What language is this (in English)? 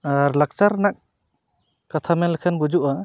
Santali